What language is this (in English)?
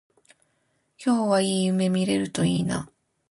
Japanese